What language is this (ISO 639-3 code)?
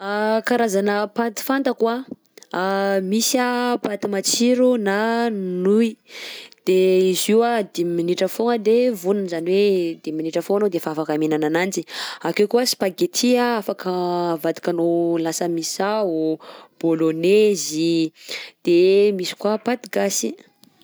bzc